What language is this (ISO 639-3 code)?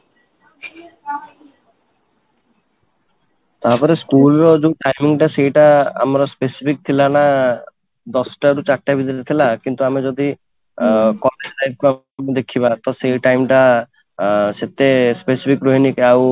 ori